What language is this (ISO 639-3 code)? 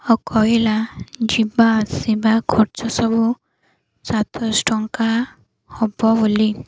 ori